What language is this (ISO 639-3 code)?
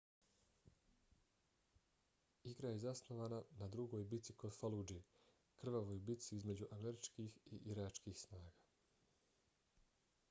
bos